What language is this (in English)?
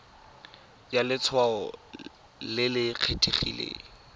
Tswana